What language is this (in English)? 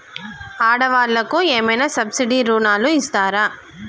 Telugu